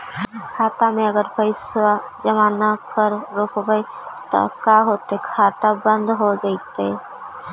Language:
Magahi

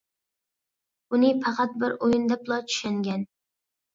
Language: Uyghur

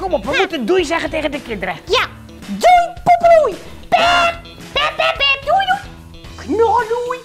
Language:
Dutch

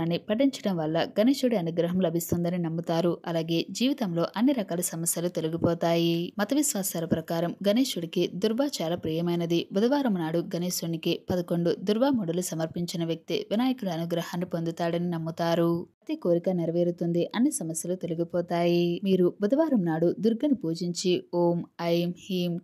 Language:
Telugu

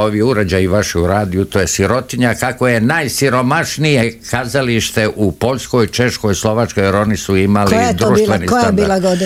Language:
Croatian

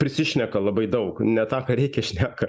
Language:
Lithuanian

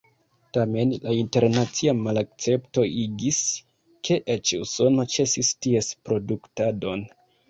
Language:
Esperanto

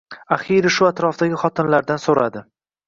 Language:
Uzbek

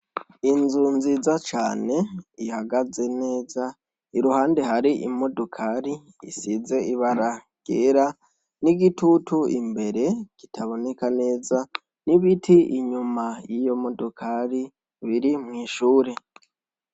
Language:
Rundi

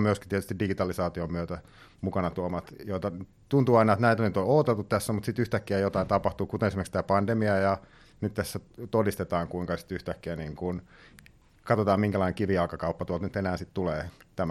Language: Finnish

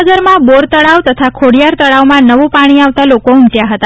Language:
Gujarati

